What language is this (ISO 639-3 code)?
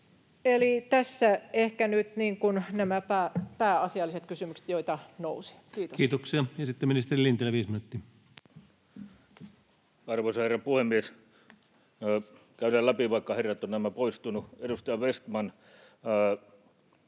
fin